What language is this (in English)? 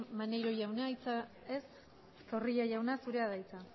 Basque